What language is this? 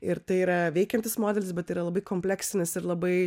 Lithuanian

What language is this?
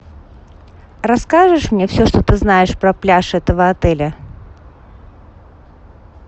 Russian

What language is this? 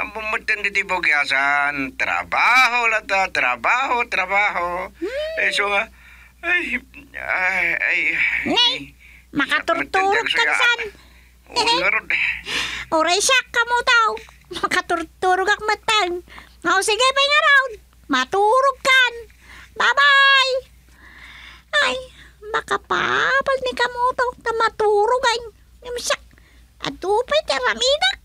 Filipino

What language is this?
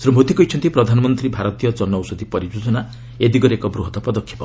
Odia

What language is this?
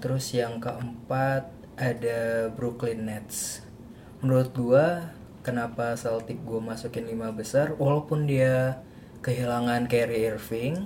Indonesian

